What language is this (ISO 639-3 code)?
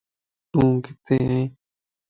lss